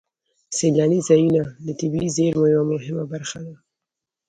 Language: Pashto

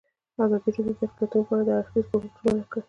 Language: Pashto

